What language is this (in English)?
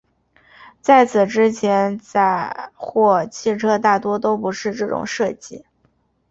Chinese